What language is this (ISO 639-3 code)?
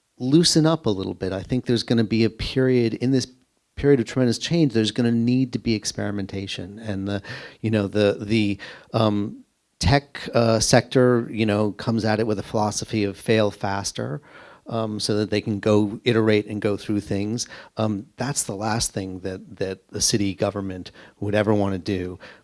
eng